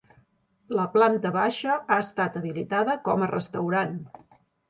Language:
Catalan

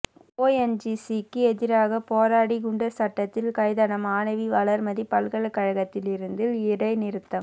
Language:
Tamil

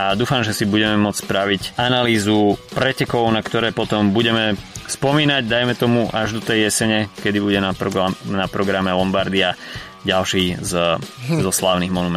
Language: Slovak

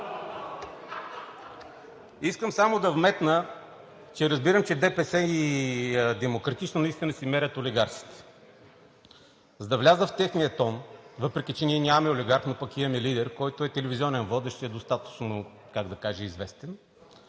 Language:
Bulgarian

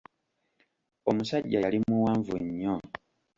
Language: Ganda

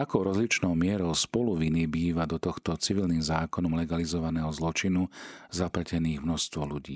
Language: Slovak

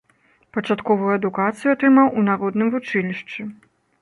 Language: Belarusian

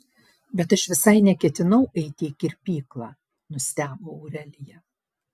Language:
Lithuanian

